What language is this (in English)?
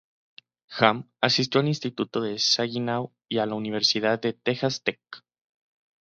Spanish